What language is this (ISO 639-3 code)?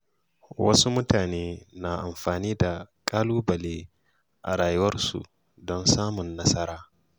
hau